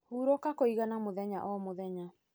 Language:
Kikuyu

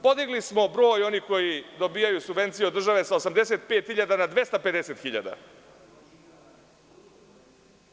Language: Serbian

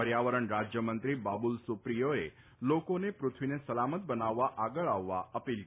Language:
Gujarati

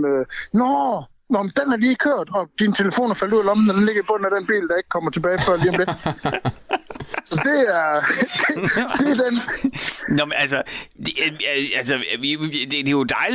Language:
Danish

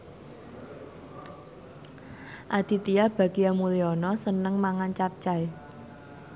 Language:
Javanese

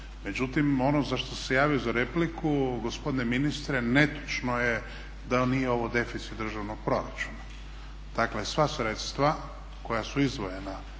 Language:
Croatian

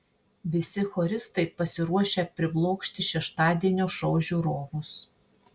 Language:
Lithuanian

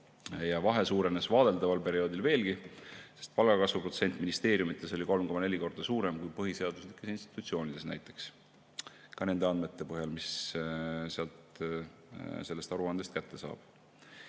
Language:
Estonian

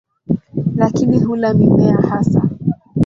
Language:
Swahili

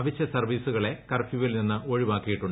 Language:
Malayalam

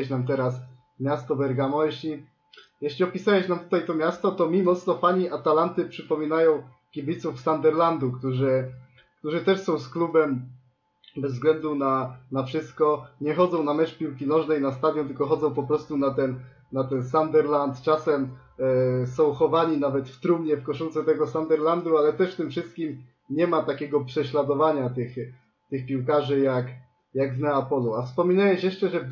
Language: Polish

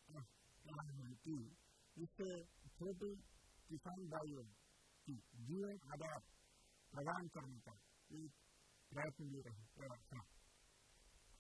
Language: Portuguese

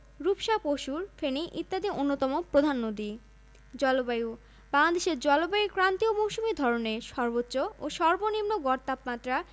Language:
Bangla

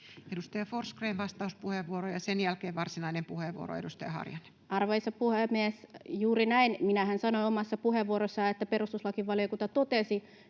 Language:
Finnish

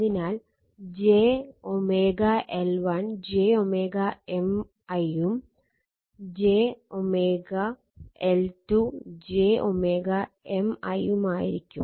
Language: Malayalam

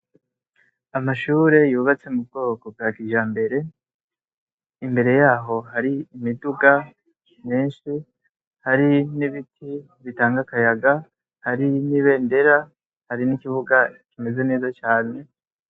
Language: Rundi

